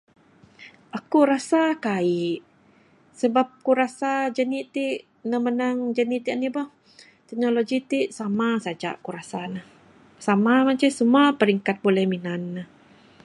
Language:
Bukar-Sadung Bidayuh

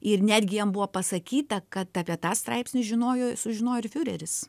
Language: Lithuanian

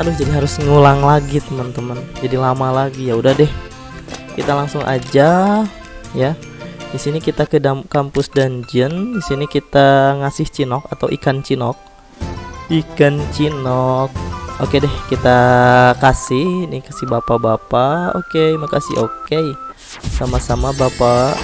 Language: Indonesian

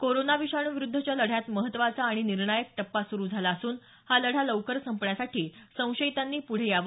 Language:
Marathi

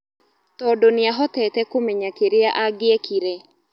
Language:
Kikuyu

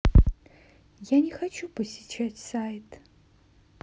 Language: Russian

